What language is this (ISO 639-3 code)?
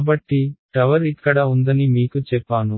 tel